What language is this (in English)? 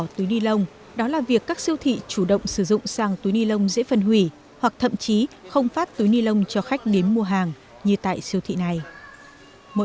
Vietnamese